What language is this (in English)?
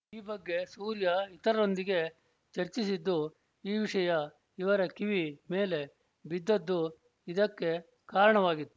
Kannada